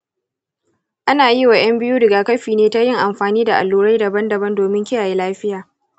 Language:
Hausa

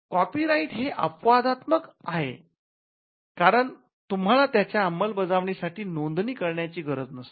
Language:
Marathi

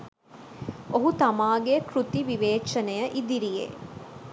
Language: Sinhala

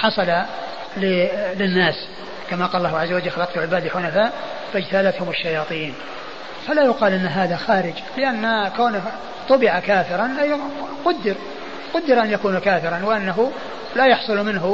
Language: Arabic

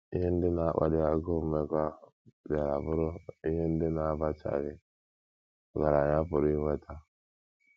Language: Igbo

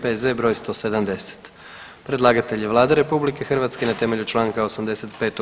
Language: Croatian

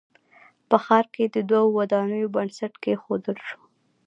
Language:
Pashto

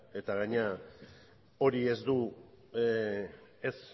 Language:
Basque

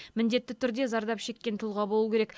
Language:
Kazakh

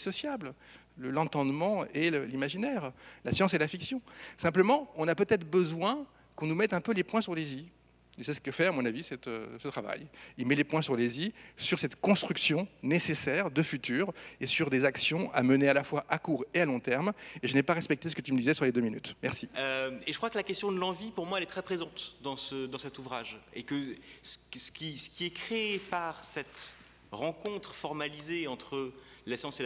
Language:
French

